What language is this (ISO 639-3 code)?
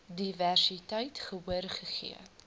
afr